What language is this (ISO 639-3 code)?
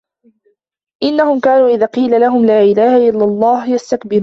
ara